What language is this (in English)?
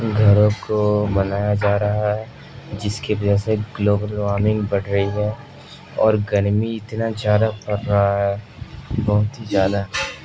Urdu